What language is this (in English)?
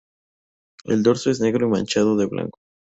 Spanish